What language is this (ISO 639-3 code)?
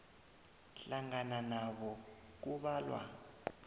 nbl